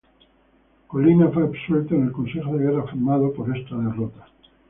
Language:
Spanish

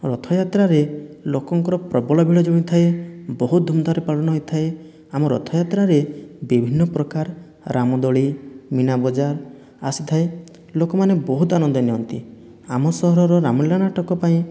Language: Odia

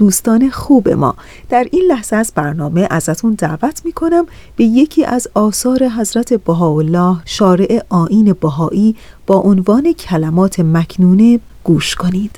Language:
Persian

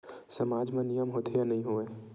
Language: Chhattisgarhi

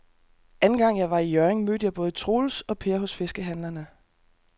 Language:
Danish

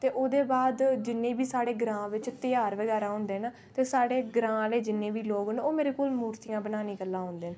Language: Dogri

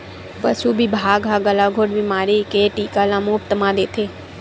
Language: Chhattisgarhi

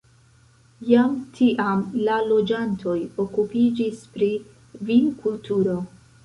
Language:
Esperanto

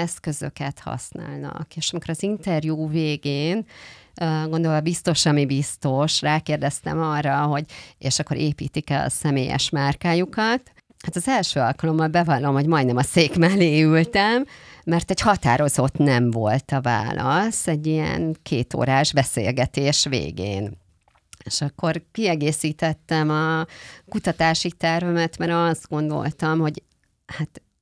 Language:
Hungarian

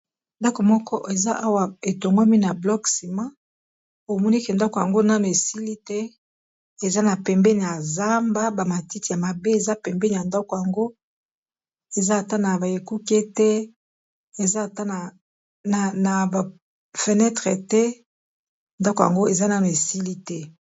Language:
Lingala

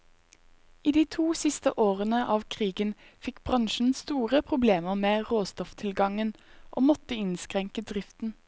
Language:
Norwegian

